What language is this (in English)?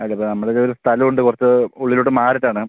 Malayalam